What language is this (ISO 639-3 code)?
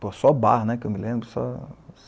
por